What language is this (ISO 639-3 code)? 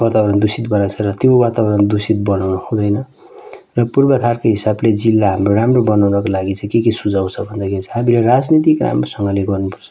nep